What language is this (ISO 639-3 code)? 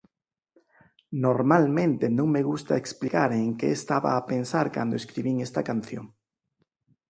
glg